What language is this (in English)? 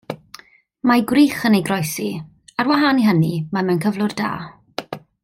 Welsh